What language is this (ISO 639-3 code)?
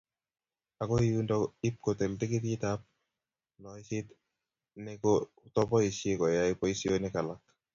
kln